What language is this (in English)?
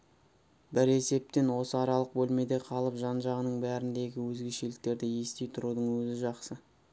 Kazakh